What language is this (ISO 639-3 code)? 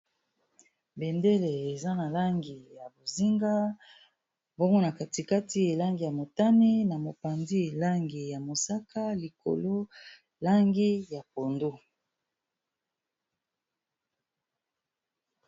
lin